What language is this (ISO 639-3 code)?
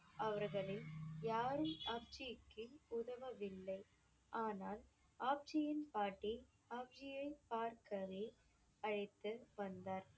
tam